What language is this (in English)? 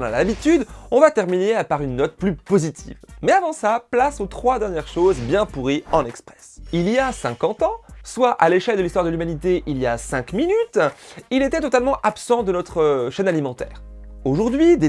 French